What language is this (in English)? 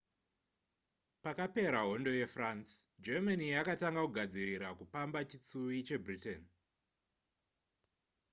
Shona